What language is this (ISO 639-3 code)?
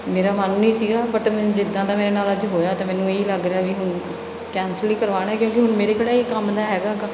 pan